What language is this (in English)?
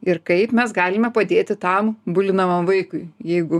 Lithuanian